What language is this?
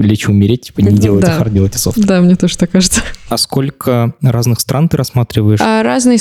Russian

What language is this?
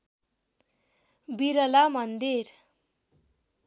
Nepali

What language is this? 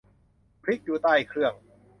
Thai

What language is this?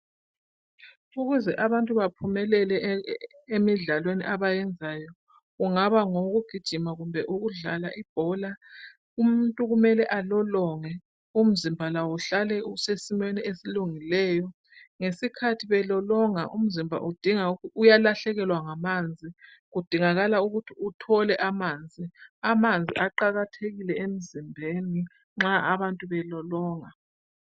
North Ndebele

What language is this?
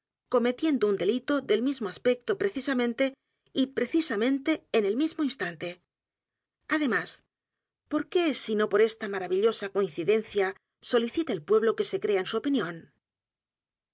Spanish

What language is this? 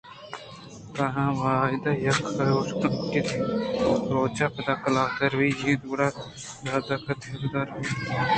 Eastern Balochi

